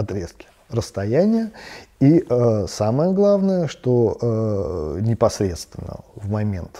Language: Russian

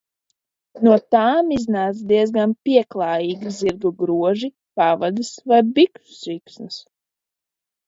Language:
Latvian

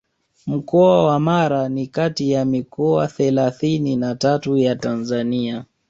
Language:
Swahili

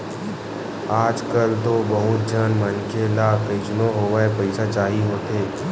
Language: Chhattisgarhi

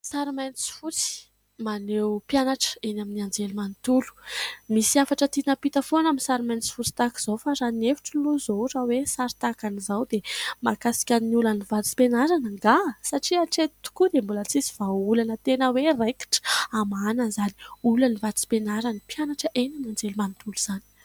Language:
Malagasy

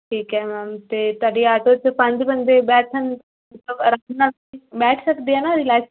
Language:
Punjabi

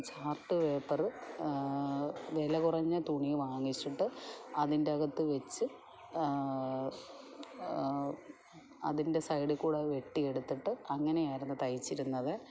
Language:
Malayalam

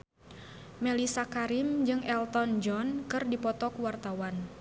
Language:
Sundanese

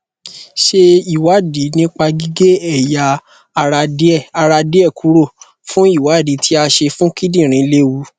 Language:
Yoruba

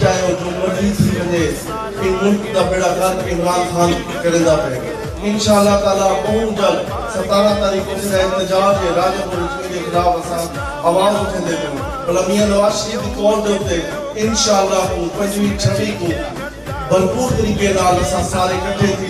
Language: Romanian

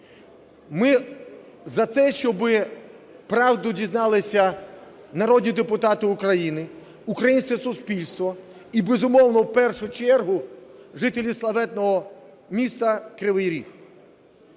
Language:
Ukrainian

